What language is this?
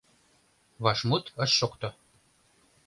Mari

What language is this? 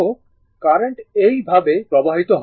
Bangla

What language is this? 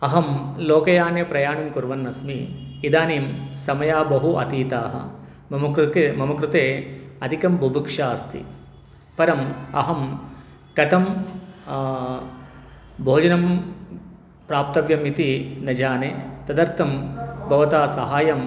Sanskrit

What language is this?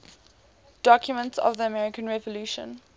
English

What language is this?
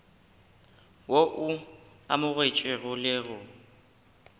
Northern Sotho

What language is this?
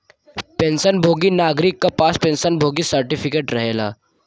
Bhojpuri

